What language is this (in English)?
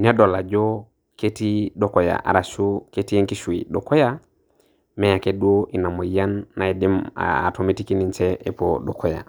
Masai